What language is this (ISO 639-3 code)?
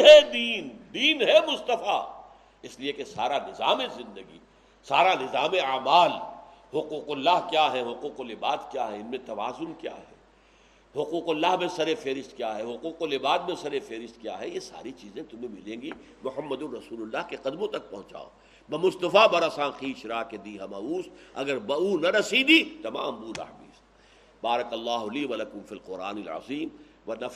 urd